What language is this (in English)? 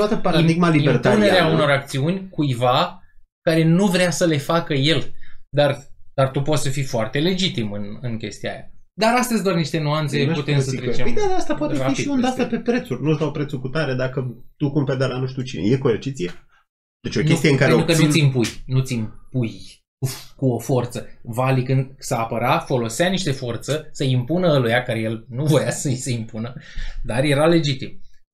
Romanian